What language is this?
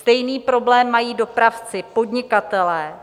Czech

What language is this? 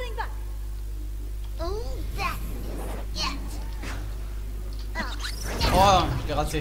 French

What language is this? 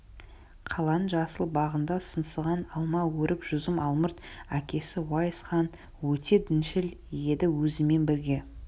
Kazakh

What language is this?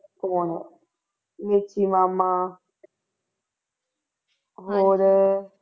Punjabi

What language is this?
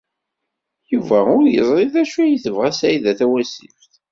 Kabyle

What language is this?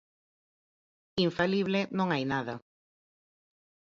Galician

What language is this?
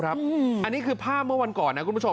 Thai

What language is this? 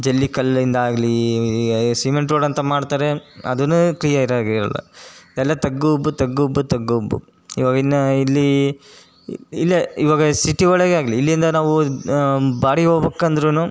Kannada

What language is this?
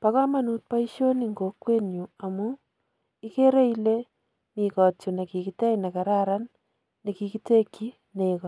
Kalenjin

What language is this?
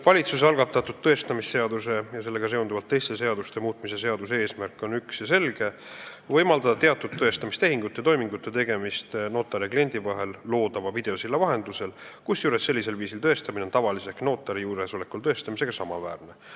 Estonian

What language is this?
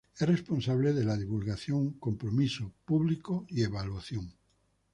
Spanish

